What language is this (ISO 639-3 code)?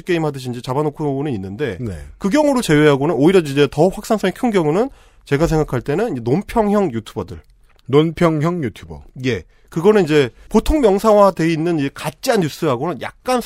kor